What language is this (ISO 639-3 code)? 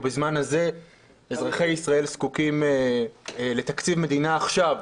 heb